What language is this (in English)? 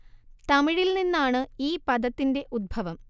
Malayalam